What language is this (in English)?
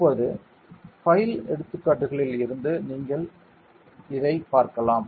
Tamil